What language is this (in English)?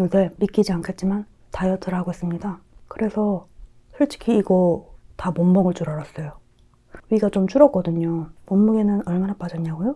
Korean